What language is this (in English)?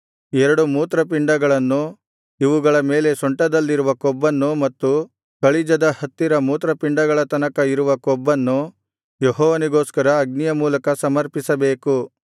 Kannada